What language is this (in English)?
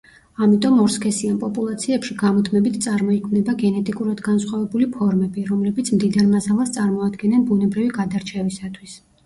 Georgian